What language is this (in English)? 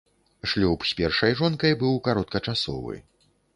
Belarusian